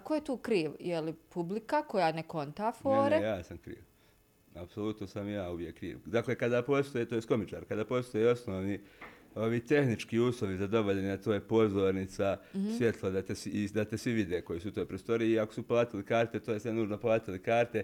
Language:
Croatian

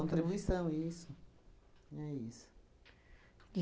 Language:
Portuguese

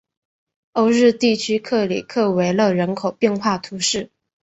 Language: Chinese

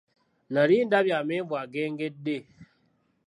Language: Ganda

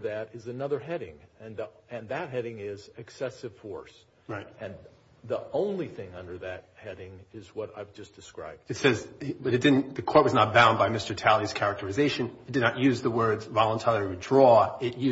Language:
English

